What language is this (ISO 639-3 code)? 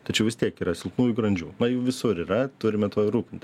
lit